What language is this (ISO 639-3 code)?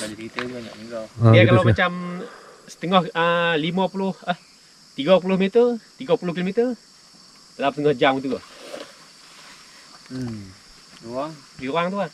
msa